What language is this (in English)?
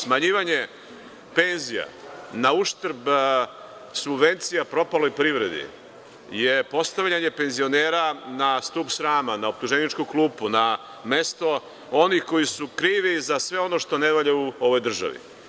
Serbian